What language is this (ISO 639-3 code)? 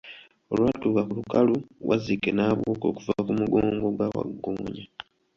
lug